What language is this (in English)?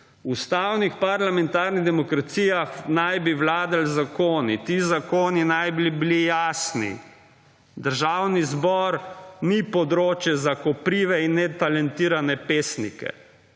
Slovenian